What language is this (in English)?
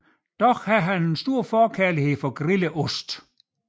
Danish